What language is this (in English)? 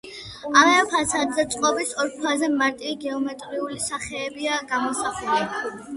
Georgian